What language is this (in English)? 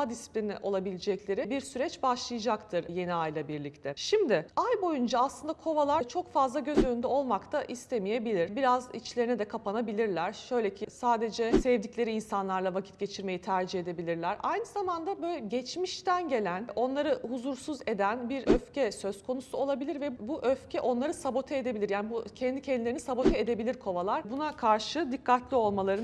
Turkish